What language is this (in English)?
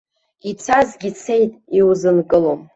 Abkhazian